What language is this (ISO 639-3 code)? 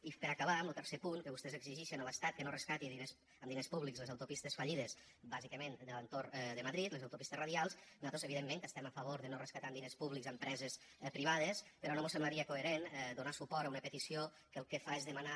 cat